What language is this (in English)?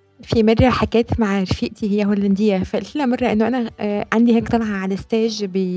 Arabic